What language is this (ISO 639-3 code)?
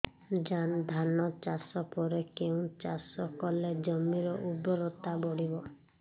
ori